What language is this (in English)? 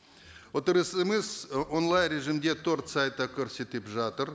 Kazakh